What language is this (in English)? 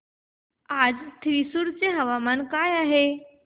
Marathi